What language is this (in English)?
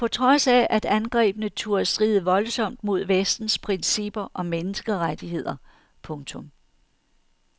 Danish